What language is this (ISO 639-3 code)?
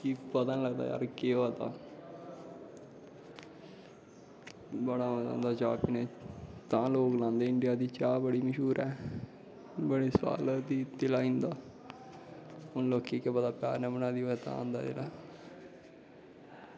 doi